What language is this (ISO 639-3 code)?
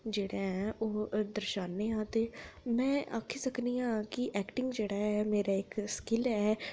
doi